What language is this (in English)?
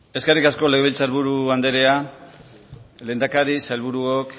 Basque